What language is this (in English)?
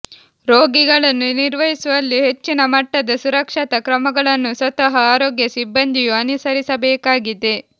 Kannada